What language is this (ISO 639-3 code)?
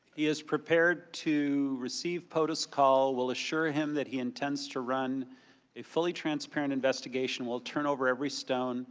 eng